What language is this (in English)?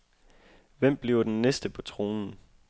Danish